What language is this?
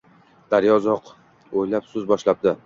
Uzbek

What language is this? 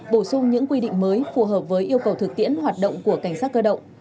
Vietnamese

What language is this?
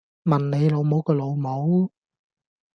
Cantonese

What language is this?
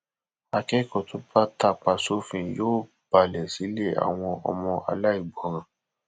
Yoruba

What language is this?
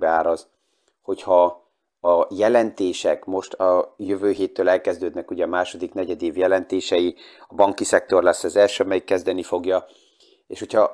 Hungarian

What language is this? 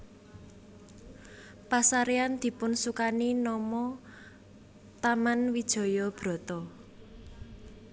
Javanese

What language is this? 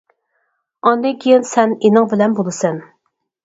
Uyghur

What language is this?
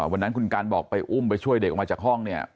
Thai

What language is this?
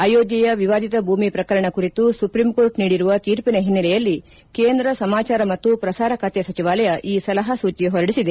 Kannada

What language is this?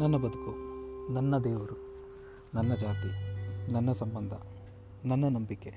Kannada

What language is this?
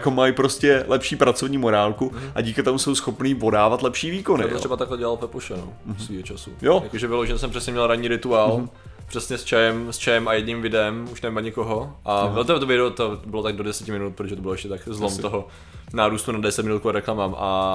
Czech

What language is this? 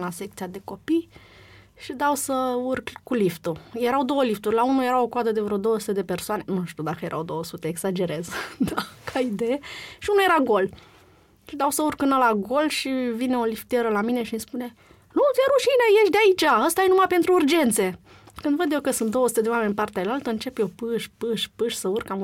Romanian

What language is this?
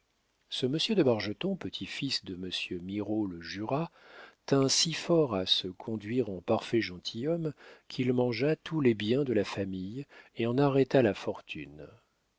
French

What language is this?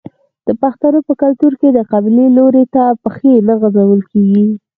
Pashto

